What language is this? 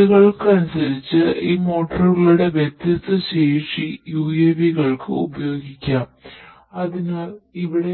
Malayalam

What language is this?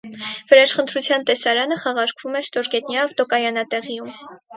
Armenian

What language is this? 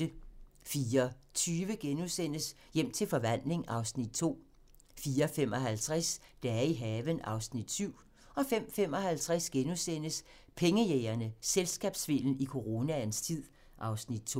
Danish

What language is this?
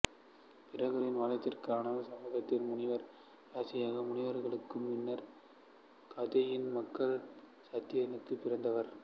Tamil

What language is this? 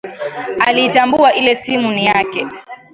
Swahili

